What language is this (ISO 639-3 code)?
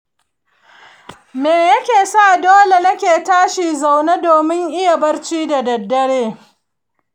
hau